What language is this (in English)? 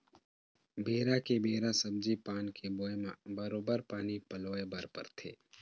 Chhattisgarhi